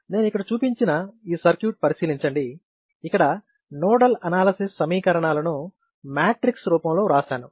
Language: Telugu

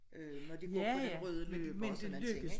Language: Danish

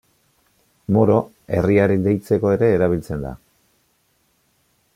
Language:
Basque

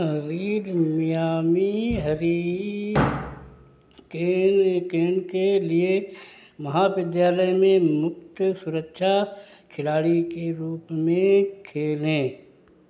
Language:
Hindi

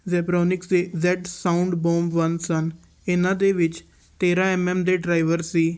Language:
Punjabi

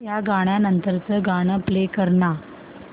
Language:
Marathi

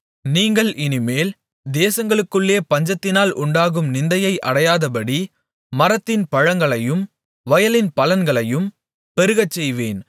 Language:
Tamil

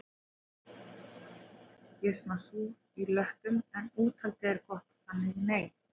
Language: Icelandic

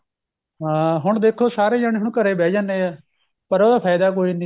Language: Punjabi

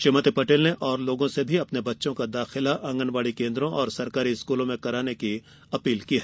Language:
Hindi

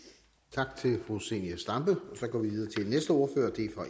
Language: Danish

